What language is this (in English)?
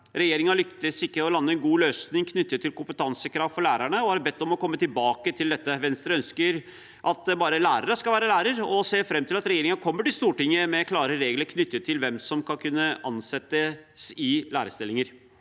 Norwegian